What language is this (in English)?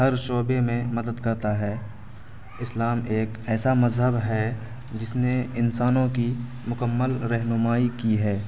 Urdu